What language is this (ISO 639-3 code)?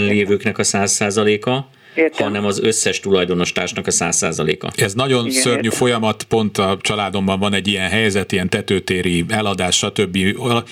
hun